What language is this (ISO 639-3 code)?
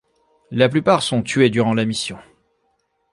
fra